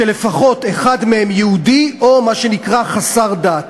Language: Hebrew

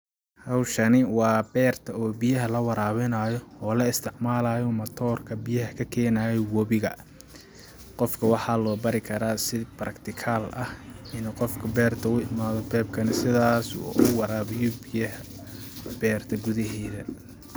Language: Somali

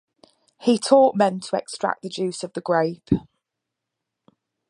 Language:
English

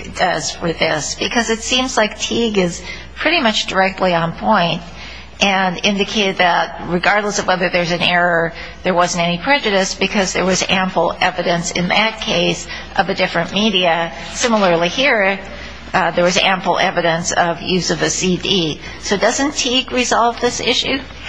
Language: English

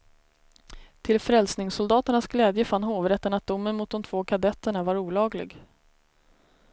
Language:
Swedish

